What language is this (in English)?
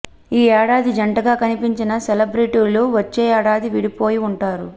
Telugu